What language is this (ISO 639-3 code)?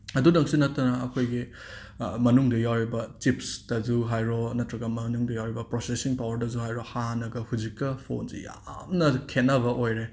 mni